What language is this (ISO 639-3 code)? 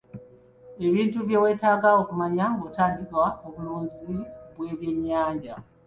lug